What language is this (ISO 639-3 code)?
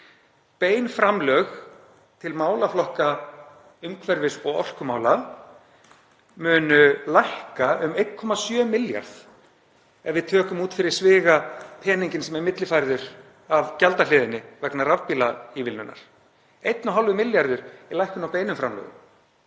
isl